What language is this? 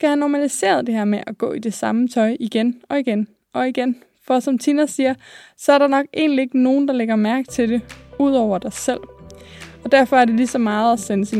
Danish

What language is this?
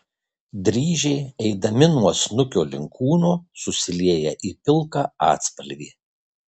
Lithuanian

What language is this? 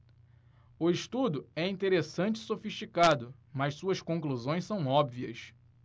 Portuguese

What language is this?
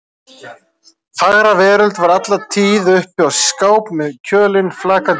Icelandic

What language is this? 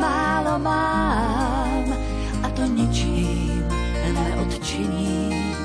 Slovak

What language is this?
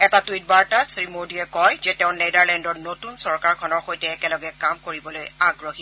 Assamese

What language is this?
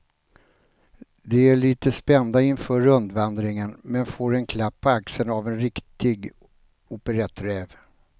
Swedish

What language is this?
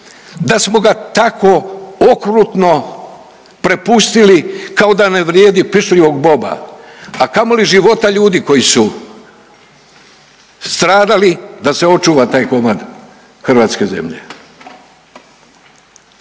Croatian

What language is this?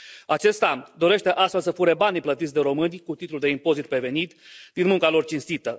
Romanian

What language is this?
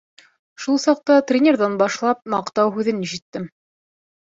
Bashkir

